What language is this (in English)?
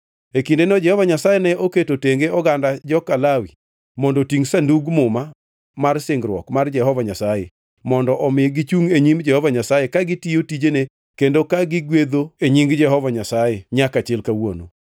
Luo (Kenya and Tanzania)